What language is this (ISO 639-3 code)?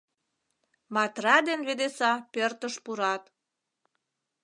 chm